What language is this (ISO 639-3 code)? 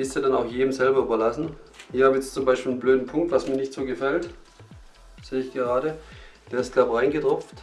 deu